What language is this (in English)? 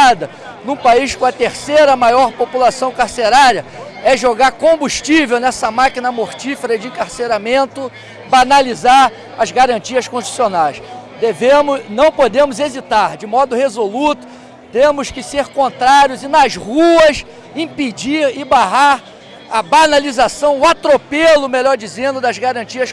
Portuguese